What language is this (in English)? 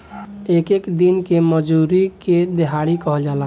Bhojpuri